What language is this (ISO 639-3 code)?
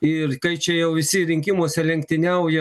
lit